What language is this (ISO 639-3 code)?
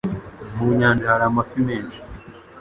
kin